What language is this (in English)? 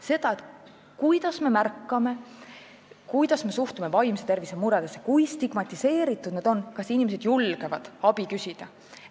Estonian